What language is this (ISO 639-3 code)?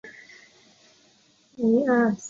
zho